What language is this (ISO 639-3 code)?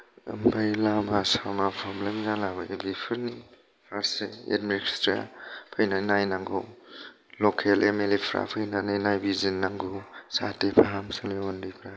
brx